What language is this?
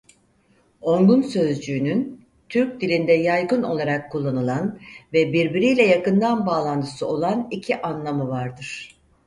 Turkish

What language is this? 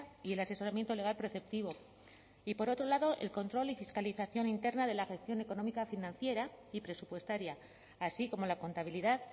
Spanish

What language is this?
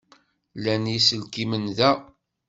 Kabyle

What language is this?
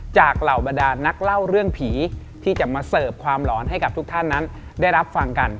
Thai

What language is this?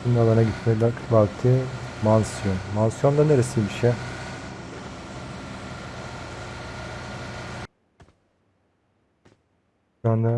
Turkish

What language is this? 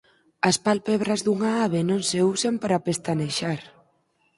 Galician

